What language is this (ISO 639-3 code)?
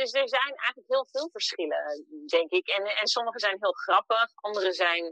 nld